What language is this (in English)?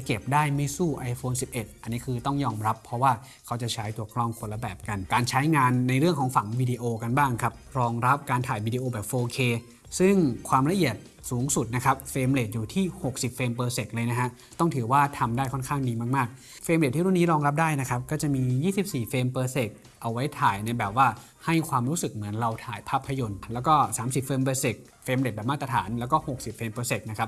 Thai